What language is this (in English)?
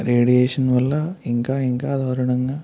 Telugu